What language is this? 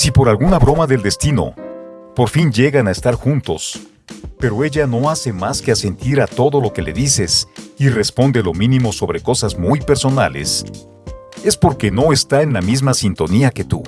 Spanish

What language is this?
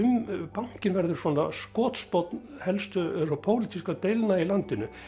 Icelandic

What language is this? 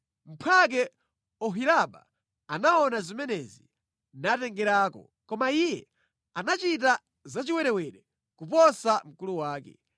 Nyanja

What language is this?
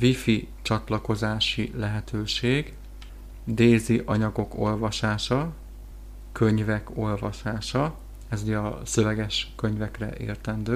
Hungarian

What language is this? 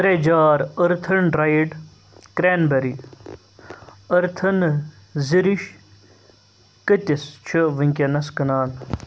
Kashmiri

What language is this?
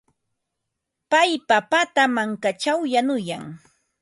Ambo-Pasco Quechua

